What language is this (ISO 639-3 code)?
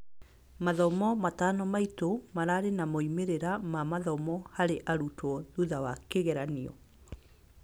kik